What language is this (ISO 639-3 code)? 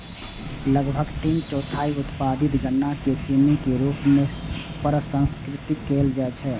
mai